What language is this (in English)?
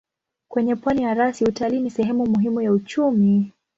Swahili